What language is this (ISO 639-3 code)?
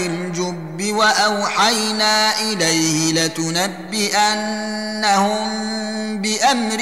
ara